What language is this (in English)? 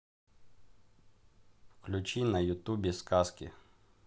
Russian